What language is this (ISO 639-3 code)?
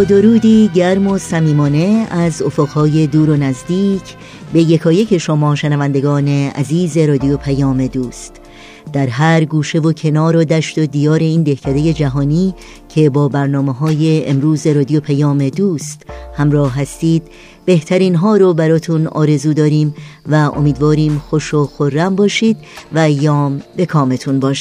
fas